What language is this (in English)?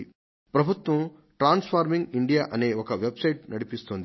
Telugu